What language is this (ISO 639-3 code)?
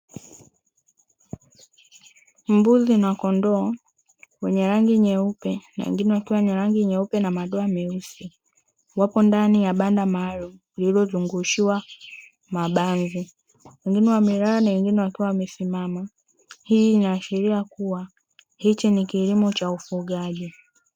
swa